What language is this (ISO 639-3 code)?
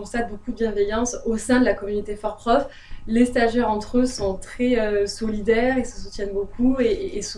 fra